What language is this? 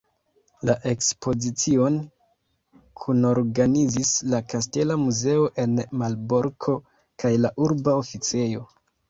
Esperanto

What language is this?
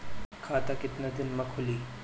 Bhojpuri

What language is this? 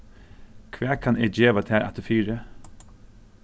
Faroese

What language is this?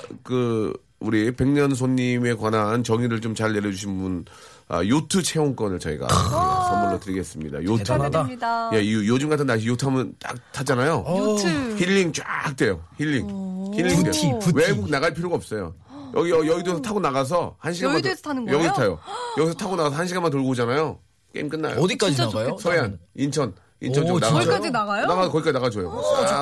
Korean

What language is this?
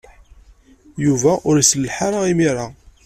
Kabyle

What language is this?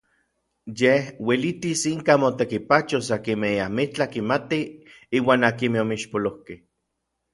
Orizaba Nahuatl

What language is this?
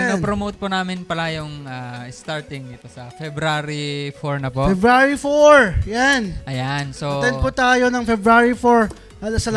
Filipino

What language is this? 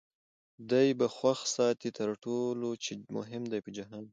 Pashto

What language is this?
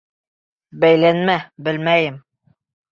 Bashkir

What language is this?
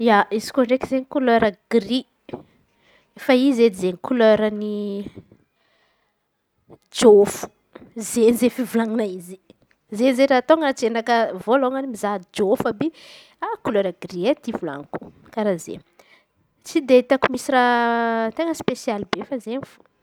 Antankarana Malagasy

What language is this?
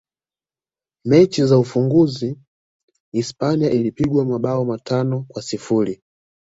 Swahili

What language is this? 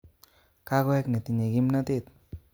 Kalenjin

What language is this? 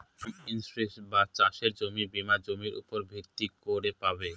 Bangla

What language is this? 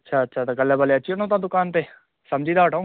Sindhi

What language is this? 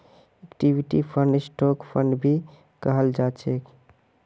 Magahi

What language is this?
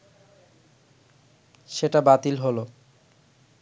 Bangla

